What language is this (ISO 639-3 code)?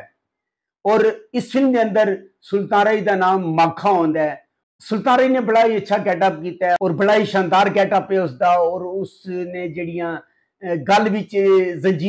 pan